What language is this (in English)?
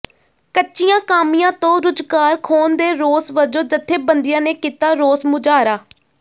Punjabi